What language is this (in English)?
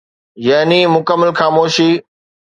Sindhi